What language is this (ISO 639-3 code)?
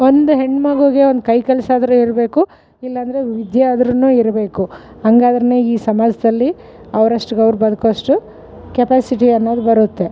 kan